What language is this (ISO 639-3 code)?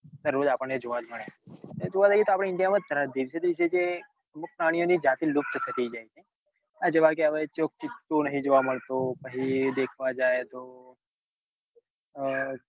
guj